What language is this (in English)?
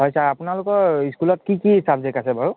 Assamese